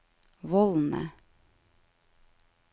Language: Norwegian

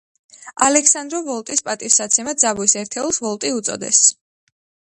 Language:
Georgian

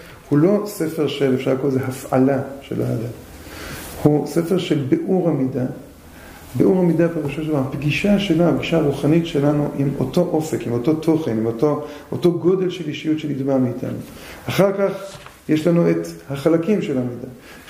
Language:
Hebrew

